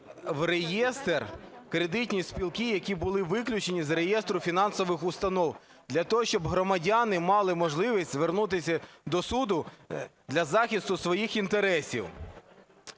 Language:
Ukrainian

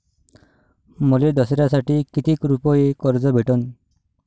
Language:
Marathi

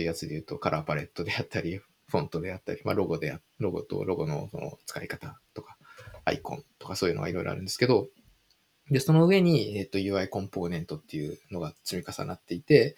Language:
Japanese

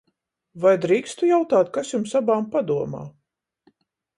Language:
Latvian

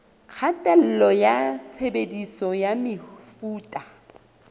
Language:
Southern Sotho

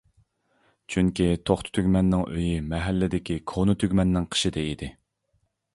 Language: Uyghur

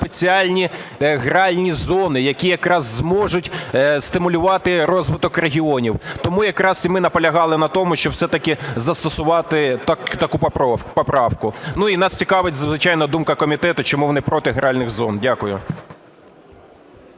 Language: Ukrainian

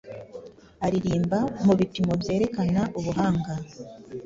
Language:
Kinyarwanda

